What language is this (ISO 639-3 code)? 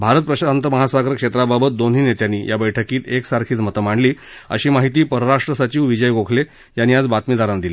mar